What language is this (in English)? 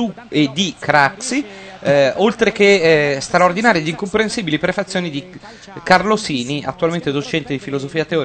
Italian